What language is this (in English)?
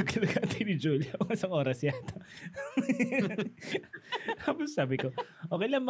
Filipino